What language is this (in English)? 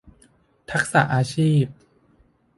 Thai